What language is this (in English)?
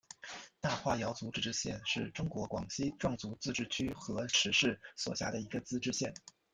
Chinese